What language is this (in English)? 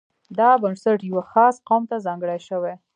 Pashto